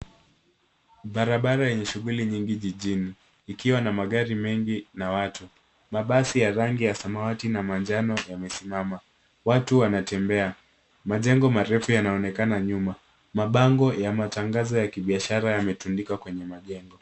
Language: Swahili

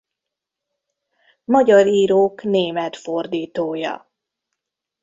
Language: Hungarian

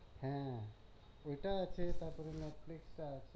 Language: Bangla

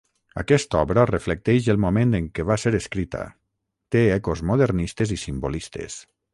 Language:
Catalan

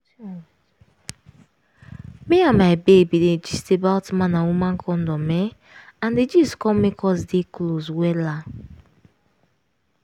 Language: Nigerian Pidgin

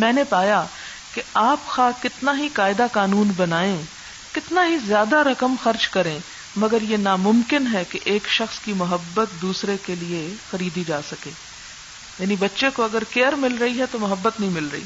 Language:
Urdu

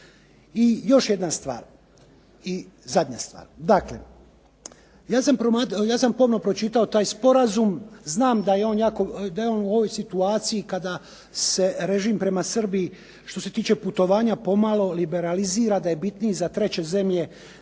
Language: Croatian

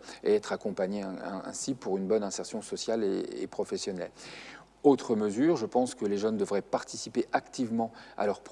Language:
French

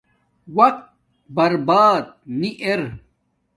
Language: Domaaki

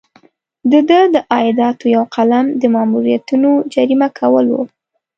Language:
Pashto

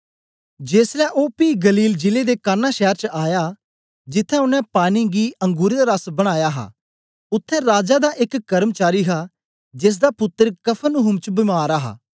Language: Dogri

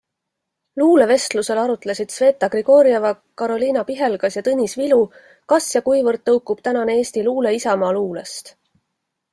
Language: Estonian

